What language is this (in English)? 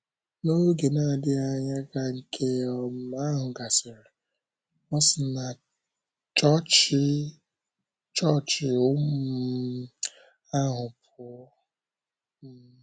Igbo